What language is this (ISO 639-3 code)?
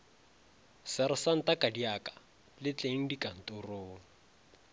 nso